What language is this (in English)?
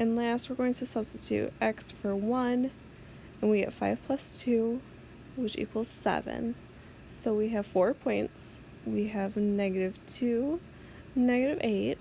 English